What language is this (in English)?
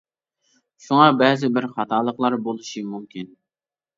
Uyghur